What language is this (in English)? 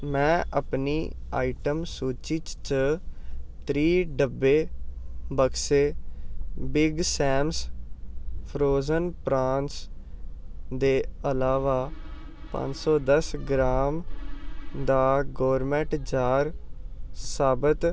Dogri